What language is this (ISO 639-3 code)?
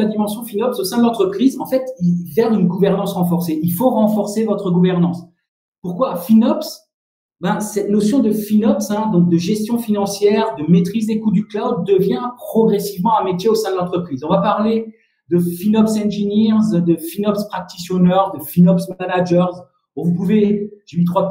fra